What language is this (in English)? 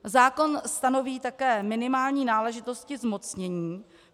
Czech